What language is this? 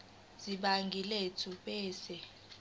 Zulu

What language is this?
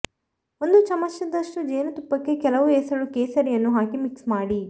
Kannada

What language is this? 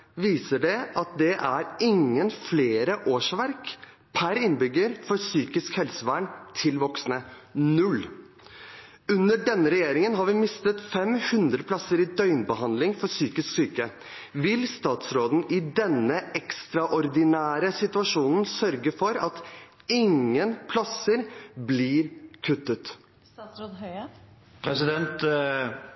Norwegian Bokmål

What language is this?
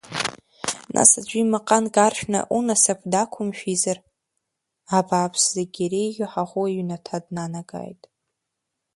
Abkhazian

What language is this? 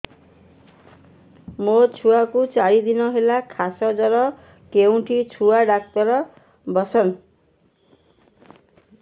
Odia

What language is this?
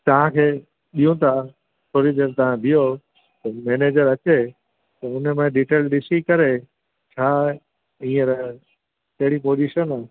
Sindhi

